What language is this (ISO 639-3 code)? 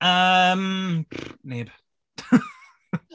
cym